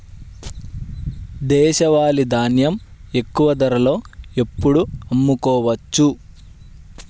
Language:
Telugu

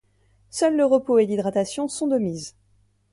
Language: French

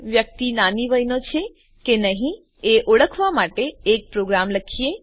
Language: Gujarati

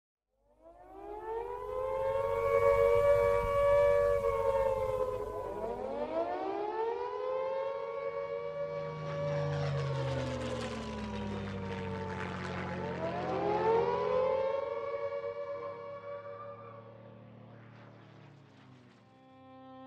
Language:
Hindi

